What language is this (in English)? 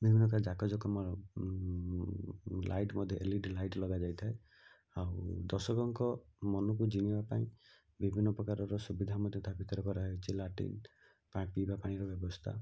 Odia